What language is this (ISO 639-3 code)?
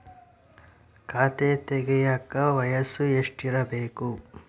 kan